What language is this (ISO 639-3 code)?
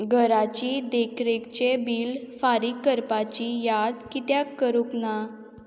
kok